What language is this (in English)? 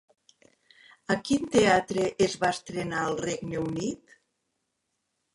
Catalan